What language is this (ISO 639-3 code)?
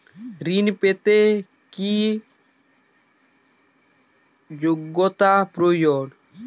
ben